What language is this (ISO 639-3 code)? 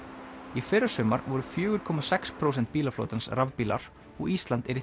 isl